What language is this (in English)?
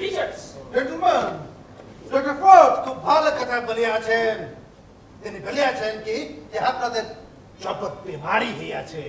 Hindi